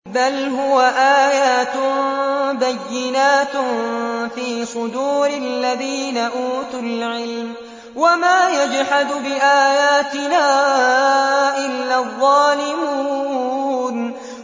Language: Arabic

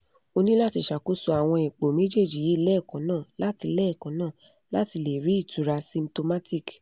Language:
Yoruba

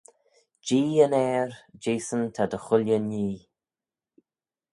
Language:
Manx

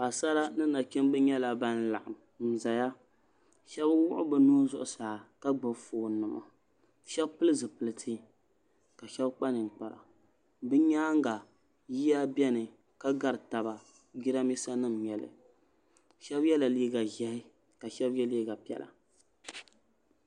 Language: Dagbani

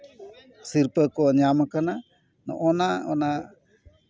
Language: Santali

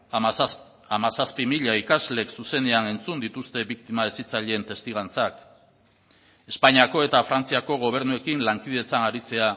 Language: Basque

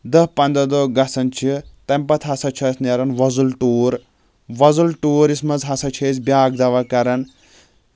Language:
Kashmiri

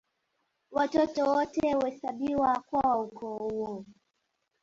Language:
Swahili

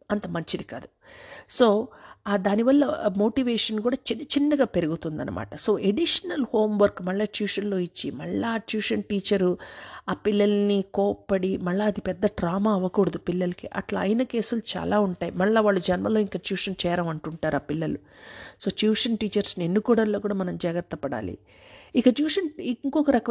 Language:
Telugu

